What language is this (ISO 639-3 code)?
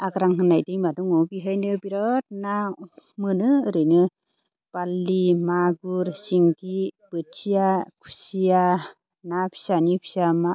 brx